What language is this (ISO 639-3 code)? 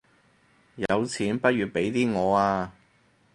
yue